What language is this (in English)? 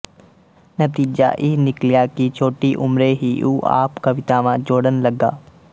Punjabi